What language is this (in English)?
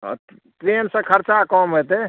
Maithili